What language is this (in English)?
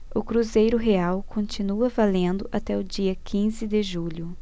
Portuguese